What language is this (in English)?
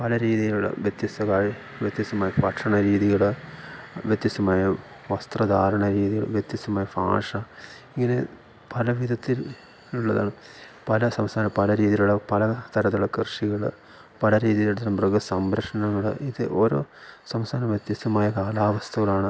Malayalam